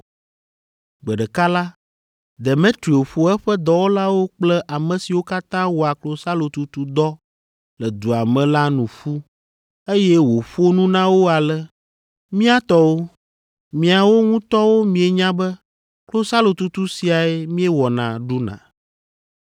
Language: Ewe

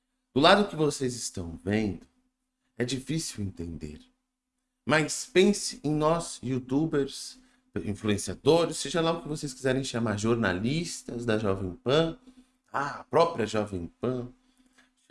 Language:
Portuguese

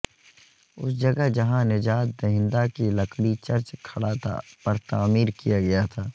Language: Urdu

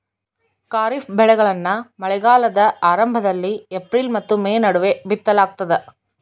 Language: Kannada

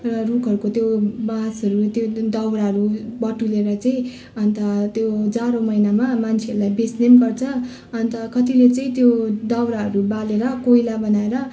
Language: Nepali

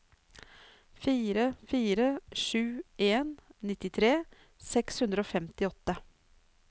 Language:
Norwegian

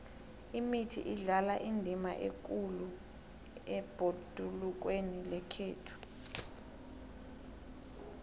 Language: South Ndebele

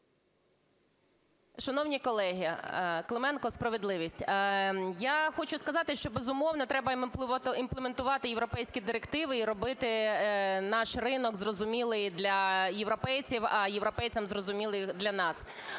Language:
Ukrainian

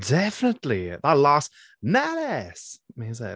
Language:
Welsh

